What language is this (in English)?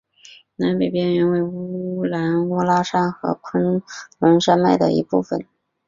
Chinese